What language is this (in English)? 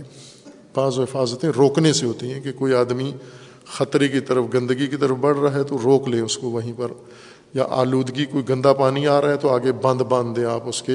Urdu